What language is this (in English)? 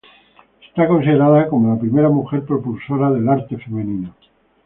Spanish